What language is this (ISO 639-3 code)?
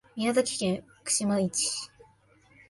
jpn